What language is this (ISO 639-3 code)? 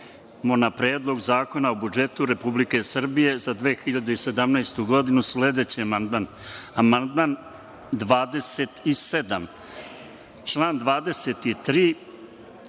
srp